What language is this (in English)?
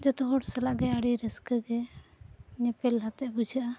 Santali